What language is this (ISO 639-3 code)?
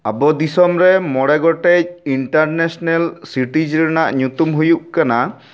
sat